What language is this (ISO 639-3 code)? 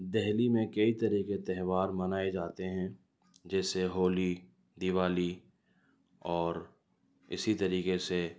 urd